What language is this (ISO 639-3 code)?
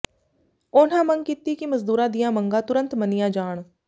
pan